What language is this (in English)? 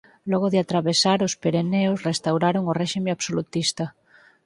Galician